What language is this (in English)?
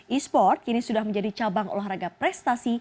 Indonesian